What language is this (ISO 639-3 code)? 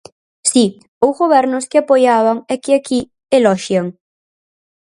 glg